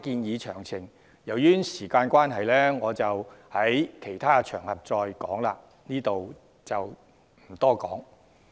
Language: Cantonese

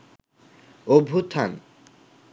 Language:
Bangla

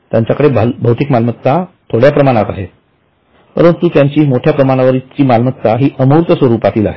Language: Marathi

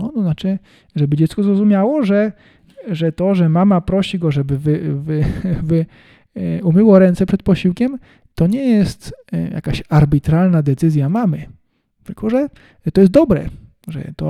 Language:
Polish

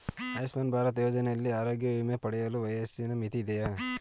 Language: Kannada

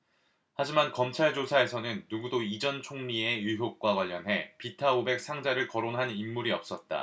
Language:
Korean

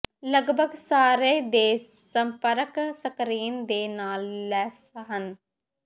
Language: Punjabi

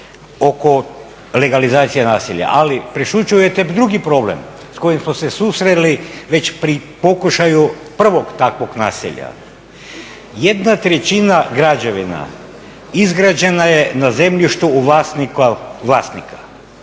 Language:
Croatian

